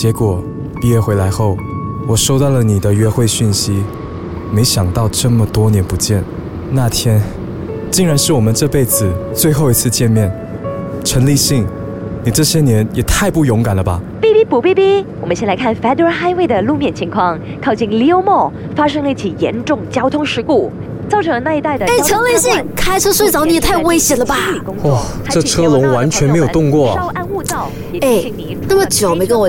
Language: Chinese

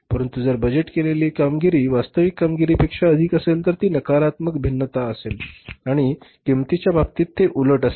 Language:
Marathi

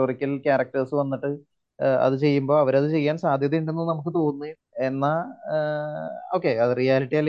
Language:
Malayalam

